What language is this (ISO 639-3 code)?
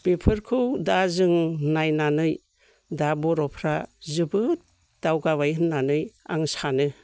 brx